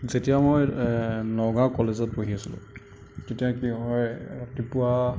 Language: Assamese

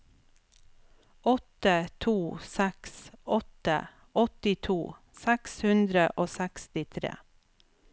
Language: Norwegian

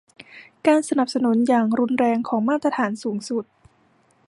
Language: Thai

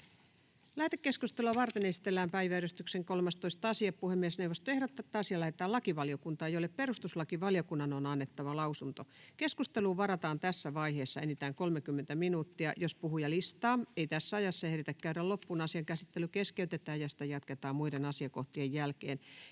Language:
Finnish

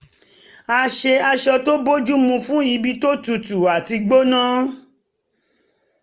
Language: Yoruba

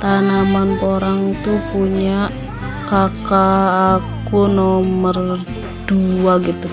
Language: Indonesian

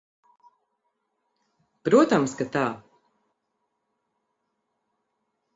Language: Latvian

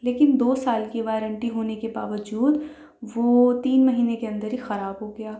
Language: Urdu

